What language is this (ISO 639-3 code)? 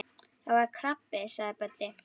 isl